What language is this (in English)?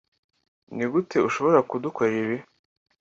Kinyarwanda